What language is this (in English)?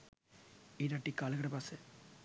Sinhala